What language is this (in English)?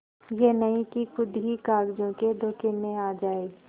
Hindi